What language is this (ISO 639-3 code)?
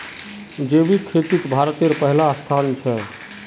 mag